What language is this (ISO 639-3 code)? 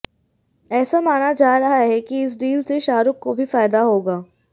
hin